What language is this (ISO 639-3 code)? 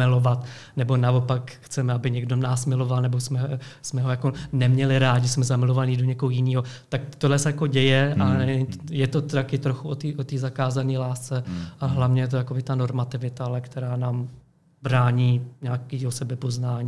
ces